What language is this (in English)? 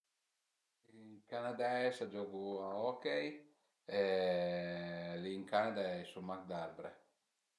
Piedmontese